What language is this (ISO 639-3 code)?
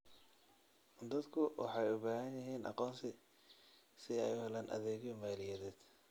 som